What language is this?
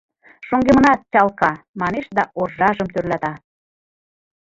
Mari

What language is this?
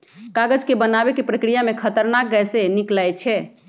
Magahi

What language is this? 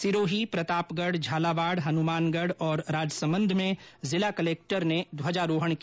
Hindi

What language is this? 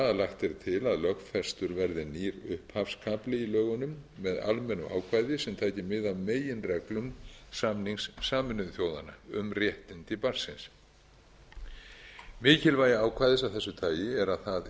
Icelandic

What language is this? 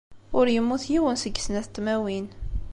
Kabyle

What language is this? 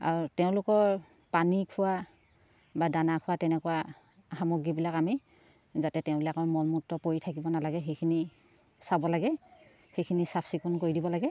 Assamese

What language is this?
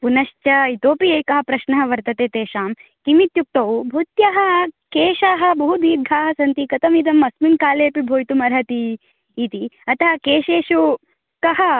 Sanskrit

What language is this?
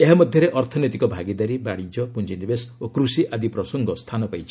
Odia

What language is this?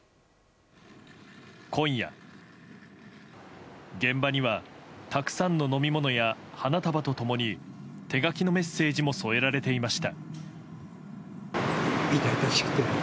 Japanese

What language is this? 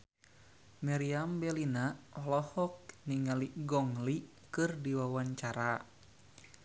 Sundanese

